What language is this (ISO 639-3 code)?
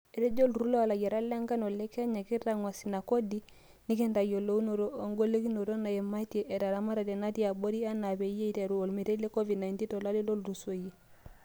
mas